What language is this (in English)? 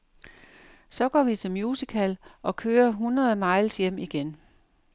Danish